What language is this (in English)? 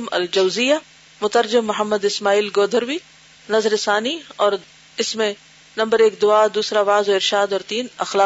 Urdu